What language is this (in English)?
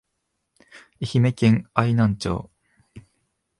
Japanese